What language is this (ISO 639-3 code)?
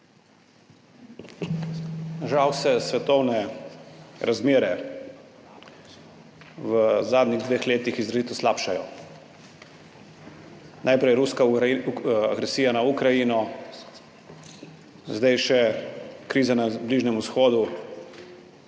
slv